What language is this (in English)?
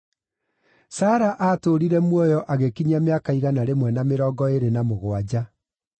Kikuyu